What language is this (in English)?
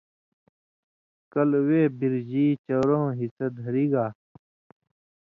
Indus Kohistani